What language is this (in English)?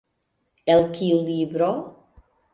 Esperanto